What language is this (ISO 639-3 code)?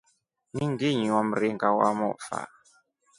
rof